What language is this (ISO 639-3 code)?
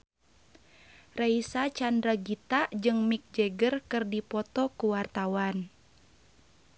sun